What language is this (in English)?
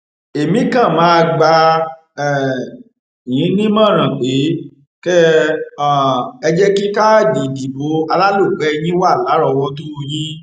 Yoruba